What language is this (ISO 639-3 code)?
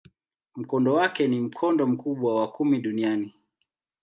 swa